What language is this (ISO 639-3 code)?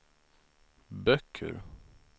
swe